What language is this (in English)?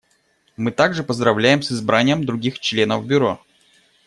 Russian